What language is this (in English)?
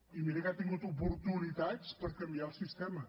Catalan